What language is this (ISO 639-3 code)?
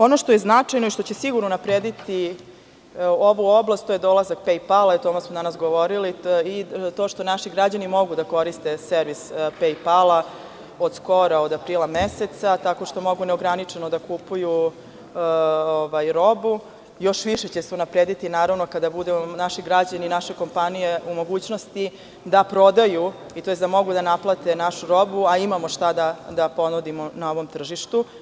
srp